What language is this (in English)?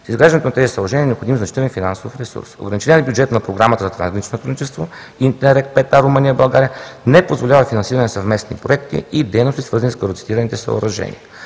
Bulgarian